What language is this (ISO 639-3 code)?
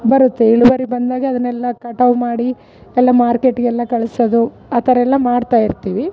kan